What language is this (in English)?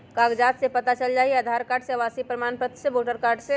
Magahi